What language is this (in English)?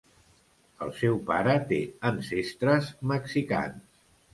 Catalan